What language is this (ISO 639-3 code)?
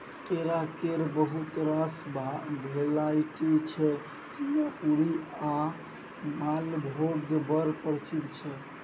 mai